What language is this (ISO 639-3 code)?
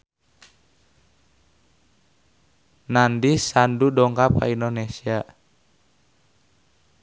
sun